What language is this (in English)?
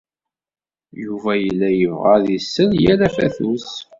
Kabyle